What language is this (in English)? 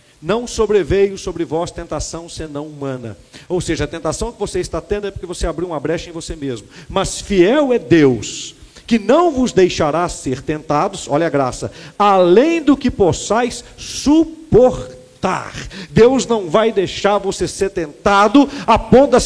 Portuguese